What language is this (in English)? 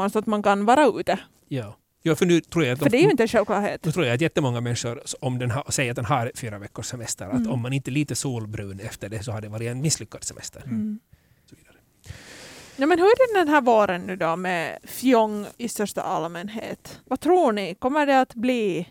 Swedish